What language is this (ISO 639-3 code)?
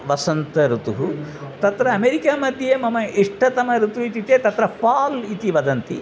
san